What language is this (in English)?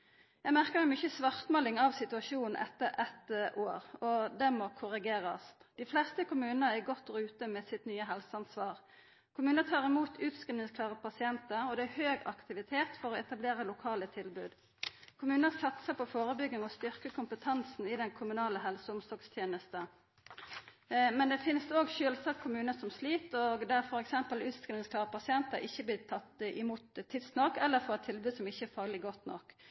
Norwegian Nynorsk